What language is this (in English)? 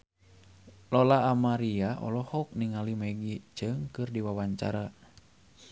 Sundanese